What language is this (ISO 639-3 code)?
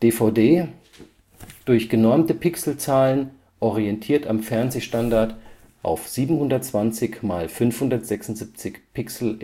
deu